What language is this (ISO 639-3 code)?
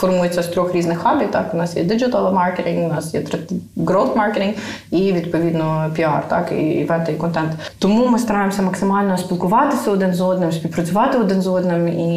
ukr